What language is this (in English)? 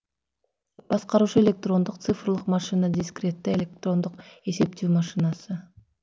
Kazakh